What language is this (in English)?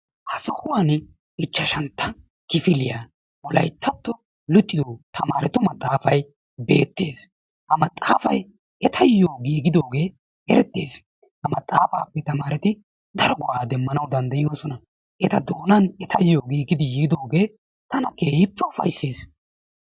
Wolaytta